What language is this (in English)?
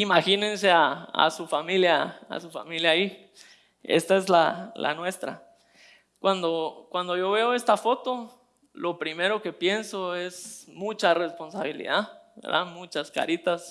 Spanish